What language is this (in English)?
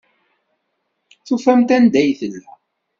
Kabyle